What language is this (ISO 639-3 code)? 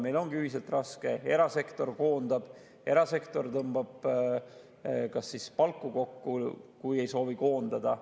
est